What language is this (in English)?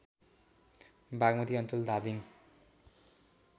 Nepali